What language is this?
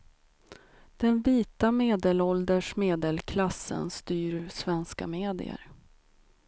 Swedish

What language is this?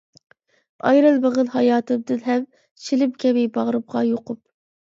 Uyghur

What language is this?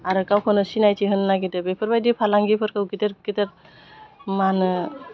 Bodo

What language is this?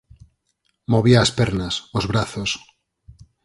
Galician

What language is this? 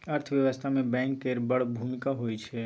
Maithili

